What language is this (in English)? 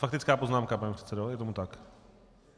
Czech